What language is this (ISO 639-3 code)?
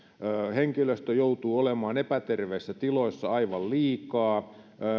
fin